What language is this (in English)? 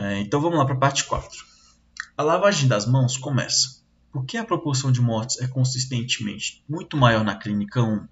Portuguese